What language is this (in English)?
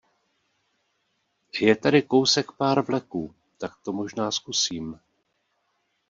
Czech